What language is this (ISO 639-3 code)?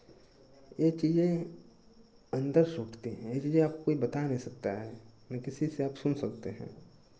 hin